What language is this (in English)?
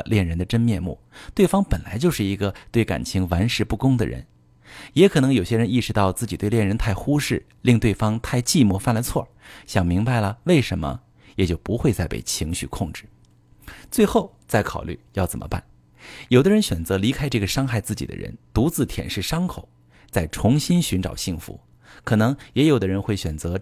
Chinese